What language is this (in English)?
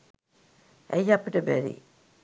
Sinhala